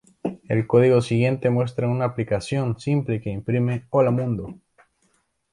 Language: Spanish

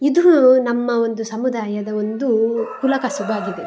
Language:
Kannada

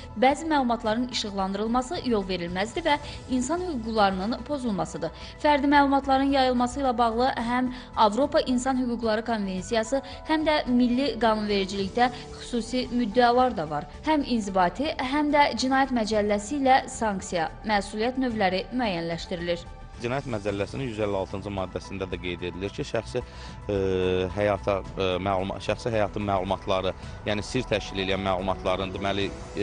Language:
Turkish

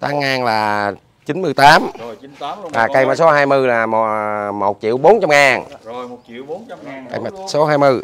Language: Vietnamese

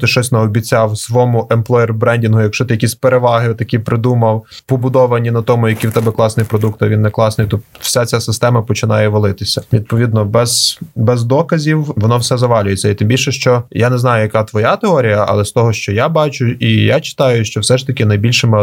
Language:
Ukrainian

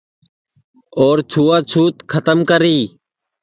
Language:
Sansi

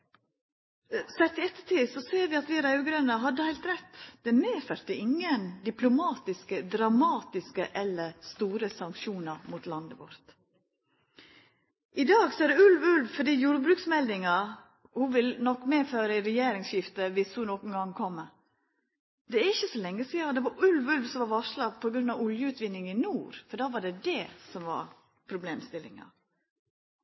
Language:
Norwegian Nynorsk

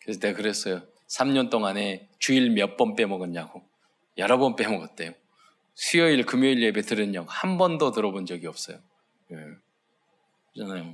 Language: Korean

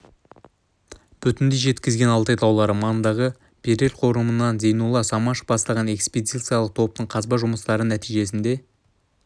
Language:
Kazakh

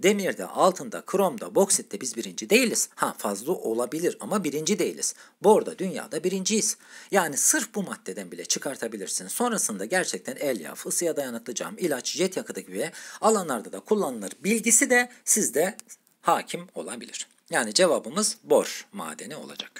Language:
Turkish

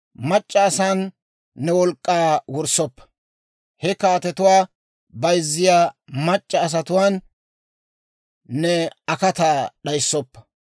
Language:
Dawro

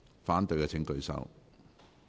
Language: Cantonese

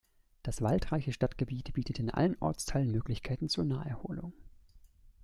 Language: German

